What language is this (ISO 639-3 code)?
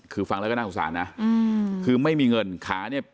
tha